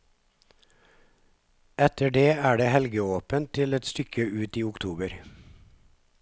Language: Norwegian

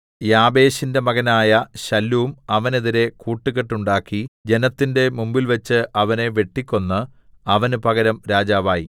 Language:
Malayalam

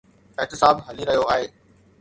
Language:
Sindhi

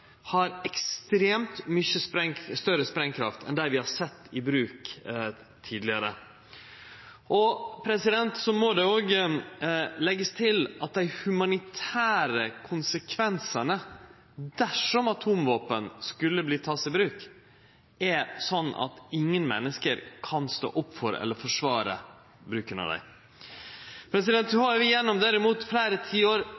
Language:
Norwegian Nynorsk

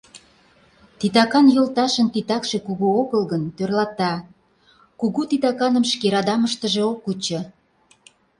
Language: Mari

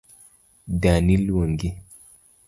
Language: Luo (Kenya and Tanzania)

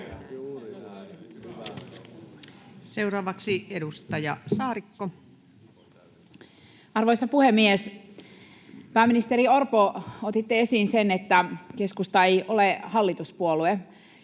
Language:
Finnish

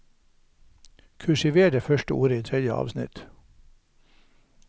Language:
Norwegian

